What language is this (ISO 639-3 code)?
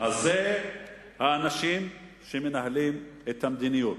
heb